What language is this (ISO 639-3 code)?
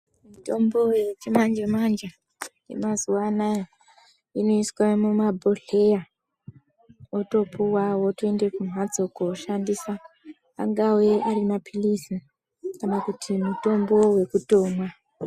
ndc